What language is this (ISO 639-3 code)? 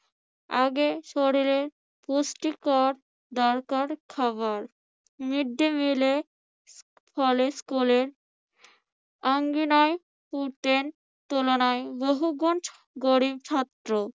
ben